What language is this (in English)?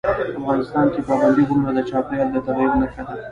Pashto